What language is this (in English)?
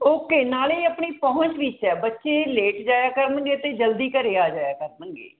Punjabi